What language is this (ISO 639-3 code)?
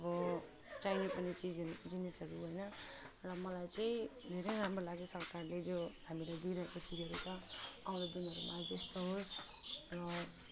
nep